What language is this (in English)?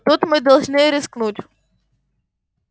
Russian